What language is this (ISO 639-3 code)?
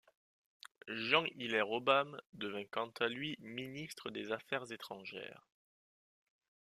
fra